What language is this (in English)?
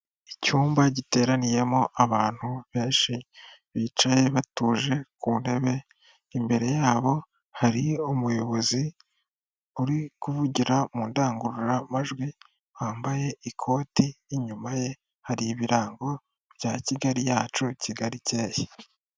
Kinyarwanda